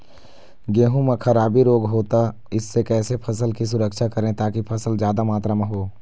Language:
Chhattisgarhi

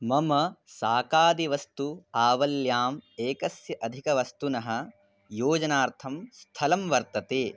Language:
Sanskrit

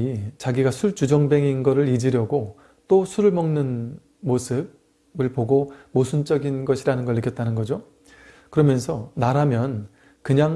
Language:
Korean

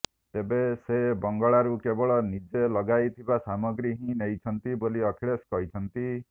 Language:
Odia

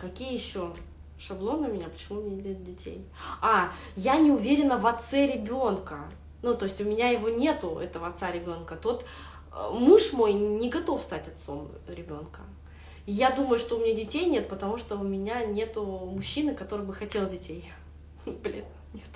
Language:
Russian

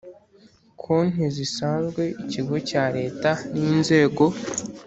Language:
Kinyarwanda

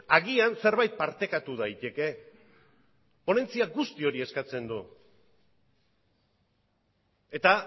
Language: Basque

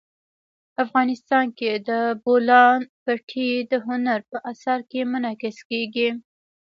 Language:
Pashto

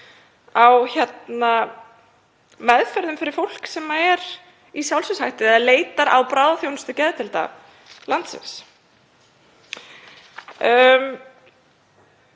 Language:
Icelandic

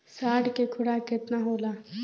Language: Bhojpuri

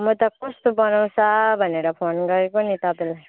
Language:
Nepali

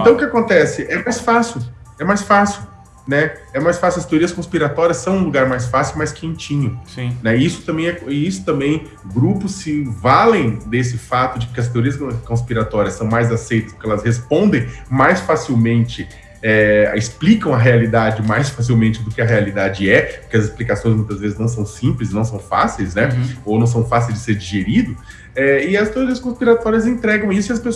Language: Portuguese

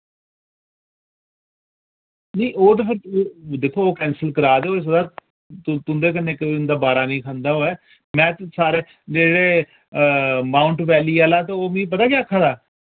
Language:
Dogri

